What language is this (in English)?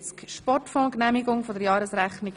Swiss German